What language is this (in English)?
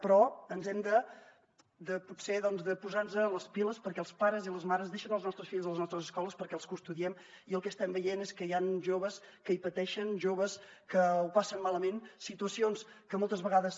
Catalan